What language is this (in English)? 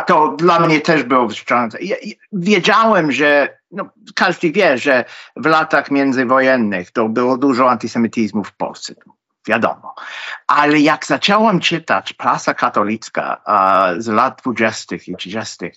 Polish